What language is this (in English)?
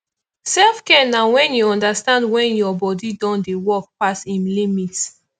Nigerian Pidgin